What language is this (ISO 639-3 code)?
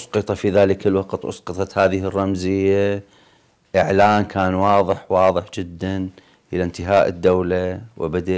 ara